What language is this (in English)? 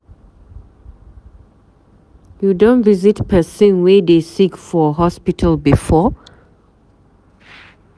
Nigerian Pidgin